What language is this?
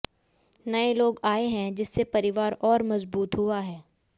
Hindi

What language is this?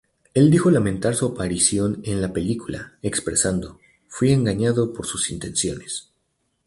Spanish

